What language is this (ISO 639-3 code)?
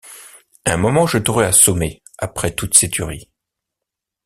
fra